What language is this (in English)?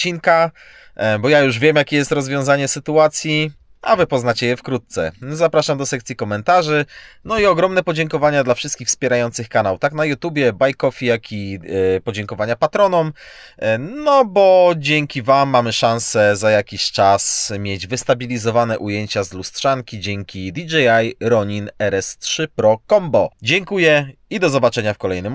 Polish